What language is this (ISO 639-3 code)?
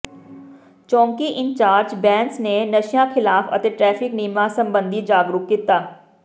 pan